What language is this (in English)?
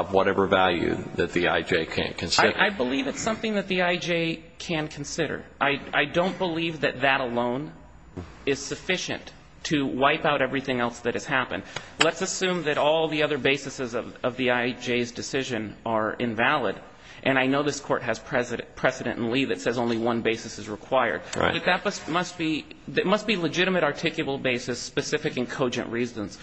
English